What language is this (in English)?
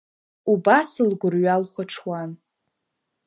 Abkhazian